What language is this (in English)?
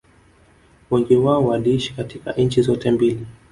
Swahili